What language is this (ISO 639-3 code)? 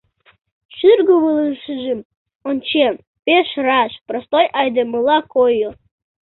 chm